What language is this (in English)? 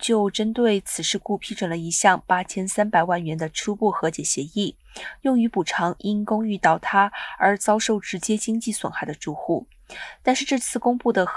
Chinese